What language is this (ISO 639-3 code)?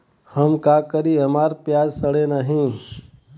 bho